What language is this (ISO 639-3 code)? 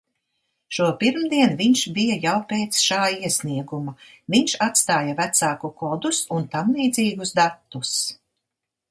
lav